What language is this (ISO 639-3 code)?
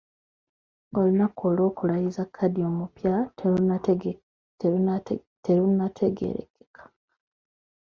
lug